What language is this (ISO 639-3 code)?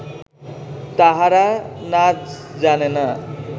ben